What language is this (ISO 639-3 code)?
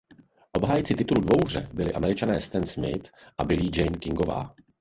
ces